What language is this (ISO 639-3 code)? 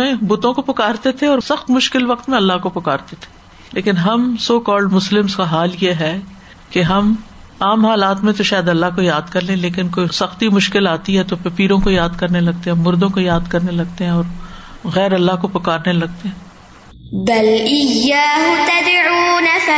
urd